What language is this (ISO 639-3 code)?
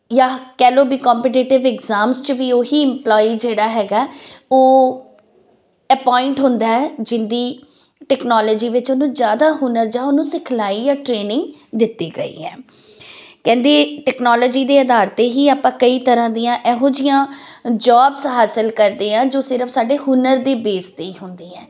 pan